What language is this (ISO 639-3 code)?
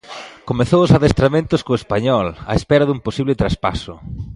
glg